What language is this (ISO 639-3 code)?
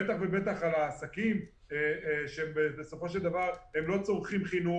heb